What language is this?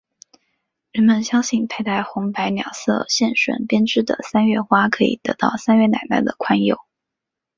Chinese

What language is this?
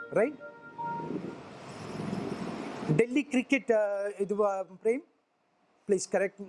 Tamil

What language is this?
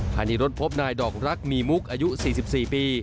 Thai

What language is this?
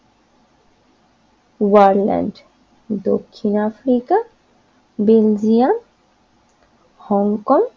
Bangla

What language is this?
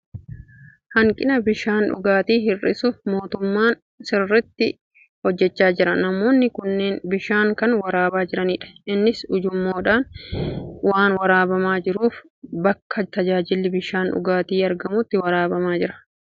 Oromo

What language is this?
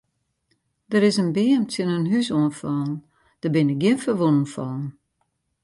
Western Frisian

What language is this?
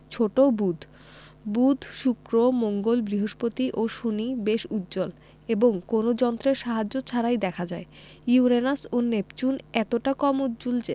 Bangla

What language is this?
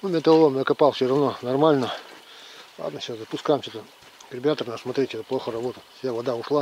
Russian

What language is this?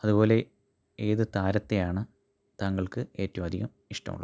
Malayalam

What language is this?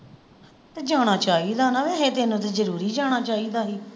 Punjabi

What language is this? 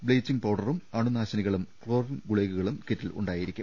Malayalam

